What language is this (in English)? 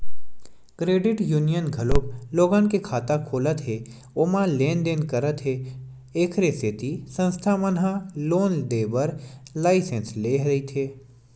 Chhattisgarhi